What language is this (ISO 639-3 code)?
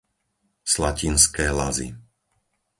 slk